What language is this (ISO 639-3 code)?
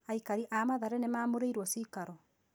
kik